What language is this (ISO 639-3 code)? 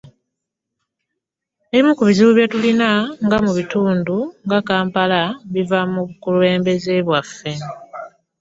lug